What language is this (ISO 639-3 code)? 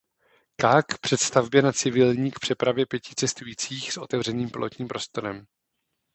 ces